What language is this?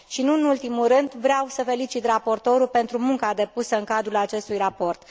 Romanian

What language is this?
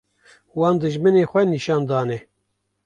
Kurdish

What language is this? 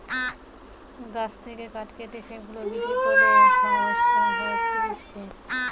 Bangla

